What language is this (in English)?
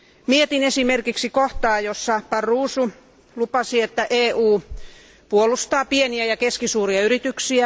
Finnish